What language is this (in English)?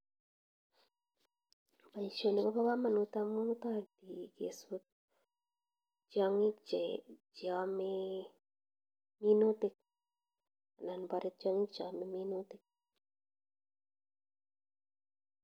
Kalenjin